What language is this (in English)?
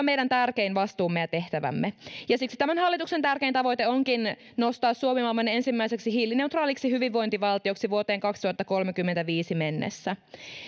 Finnish